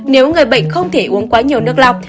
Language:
Vietnamese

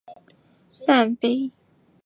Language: Chinese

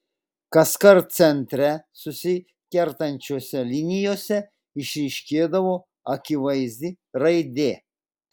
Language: Lithuanian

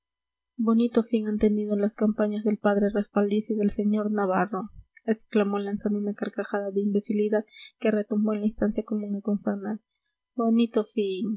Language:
Spanish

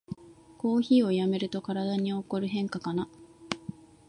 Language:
Japanese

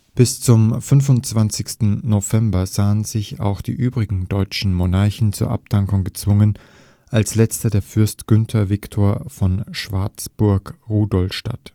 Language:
German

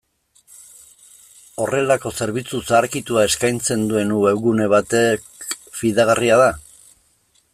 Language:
Basque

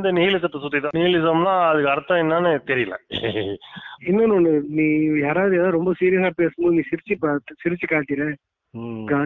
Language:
Tamil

